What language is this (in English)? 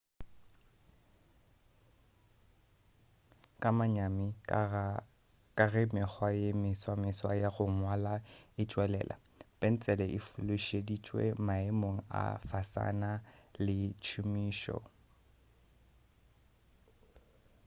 Northern Sotho